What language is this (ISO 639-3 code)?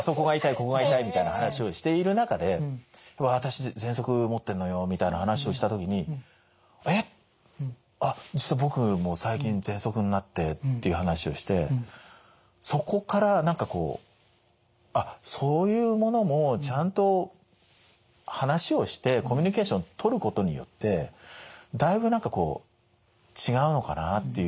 jpn